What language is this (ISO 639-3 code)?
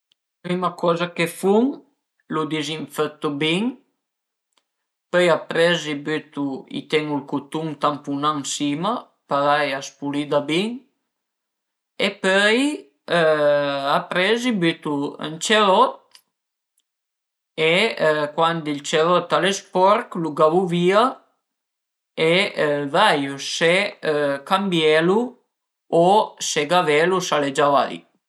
pms